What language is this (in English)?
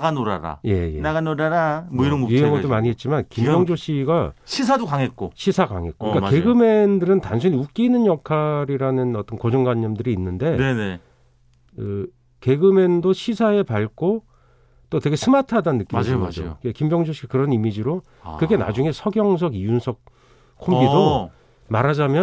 Korean